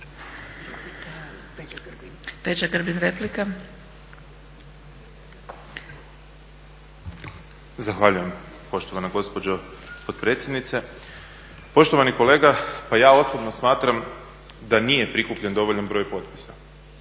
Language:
Croatian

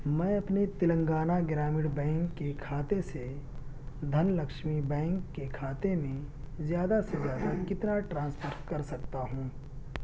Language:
Urdu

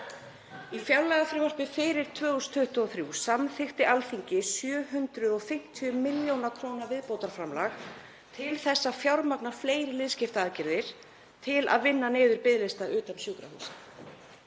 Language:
Icelandic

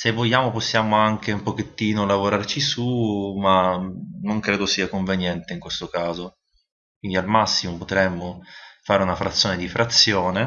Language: Italian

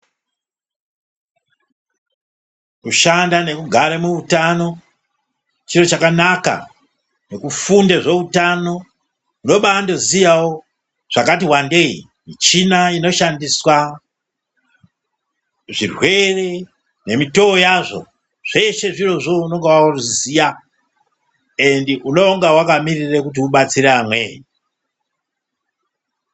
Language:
Ndau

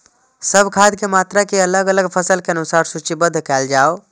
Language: Maithili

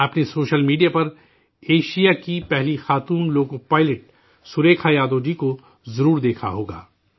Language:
Urdu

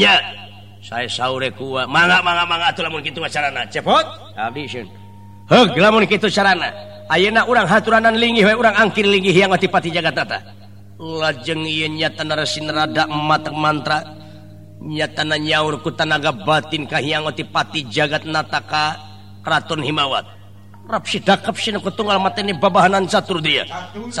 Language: Indonesian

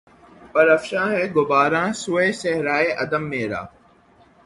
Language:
Urdu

